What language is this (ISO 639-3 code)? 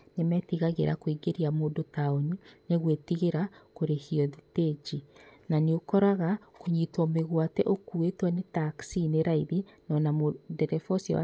kik